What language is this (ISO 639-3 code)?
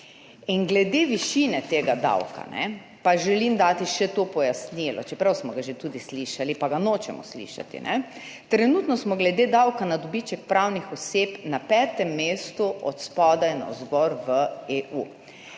slv